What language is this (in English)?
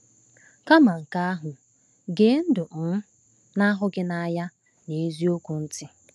Igbo